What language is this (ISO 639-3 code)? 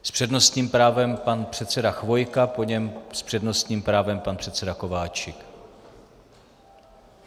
ces